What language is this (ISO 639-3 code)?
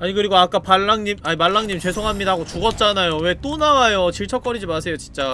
kor